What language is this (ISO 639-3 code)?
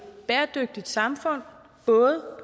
dan